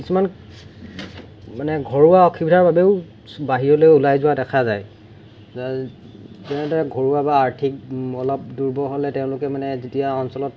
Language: Assamese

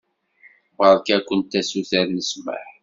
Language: Kabyle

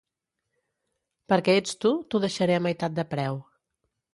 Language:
Catalan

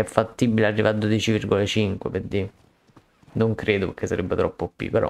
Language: Italian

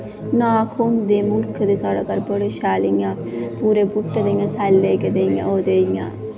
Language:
Dogri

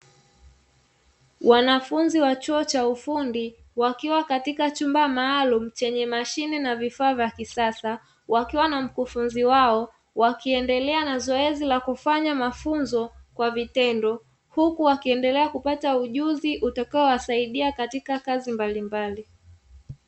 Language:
Swahili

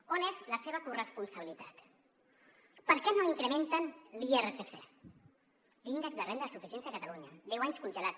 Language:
Catalan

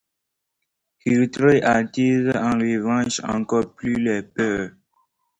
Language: French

